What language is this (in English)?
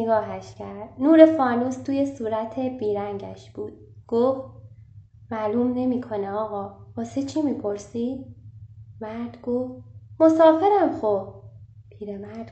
Persian